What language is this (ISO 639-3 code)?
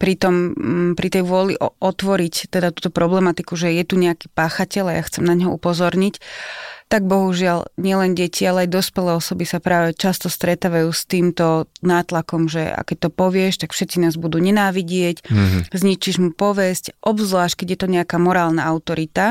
slk